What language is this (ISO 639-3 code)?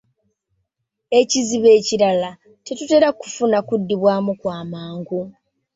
lug